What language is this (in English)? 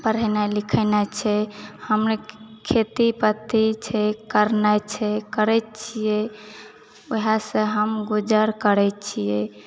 Maithili